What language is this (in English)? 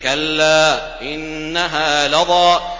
Arabic